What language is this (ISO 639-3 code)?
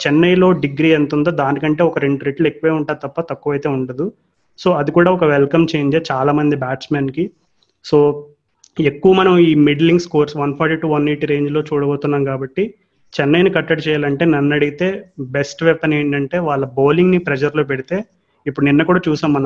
tel